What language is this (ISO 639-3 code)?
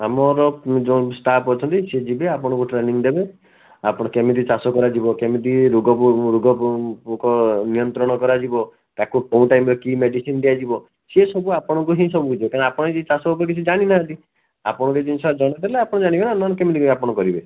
ori